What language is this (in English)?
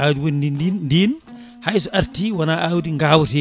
Fula